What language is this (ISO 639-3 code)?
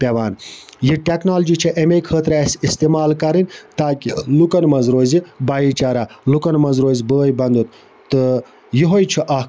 kas